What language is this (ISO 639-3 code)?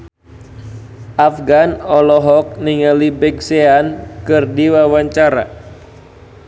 sun